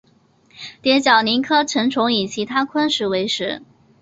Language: Chinese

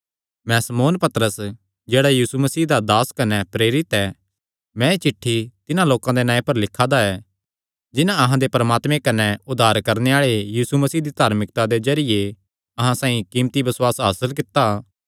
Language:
Kangri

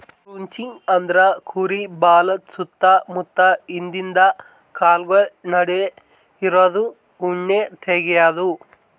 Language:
Kannada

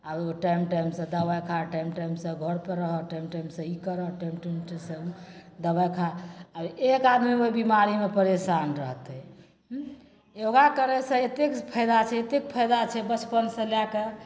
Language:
Maithili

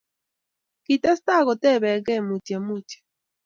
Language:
Kalenjin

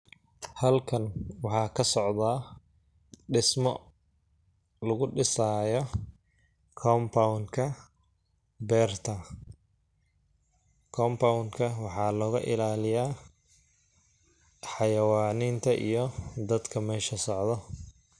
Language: Somali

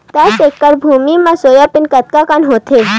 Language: Chhattisgarhi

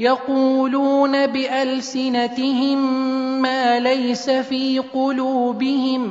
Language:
Arabic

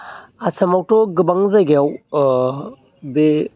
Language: Bodo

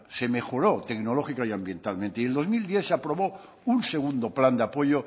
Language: Spanish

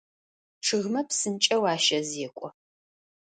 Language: Adyghe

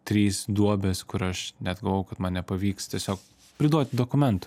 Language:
Lithuanian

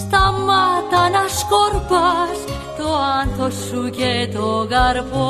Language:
Greek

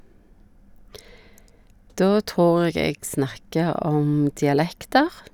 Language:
Norwegian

